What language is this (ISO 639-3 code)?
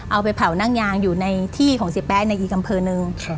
tha